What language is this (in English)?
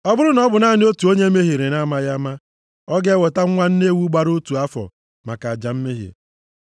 Igbo